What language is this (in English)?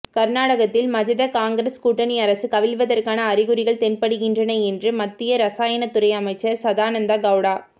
Tamil